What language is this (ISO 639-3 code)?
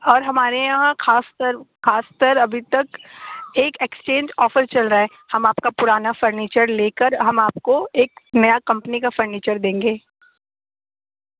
urd